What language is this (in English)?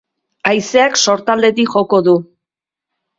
Basque